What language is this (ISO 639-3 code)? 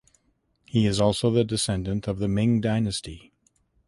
eng